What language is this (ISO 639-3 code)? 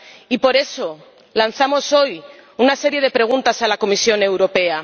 spa